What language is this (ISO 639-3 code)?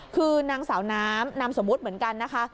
tha